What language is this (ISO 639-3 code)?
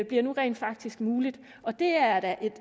dan